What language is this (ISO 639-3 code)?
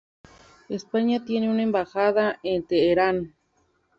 spa